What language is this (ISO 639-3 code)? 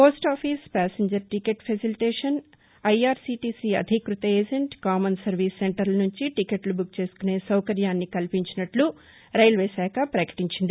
tel